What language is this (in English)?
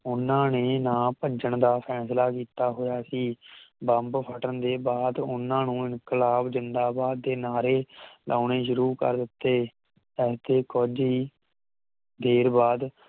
Punjabi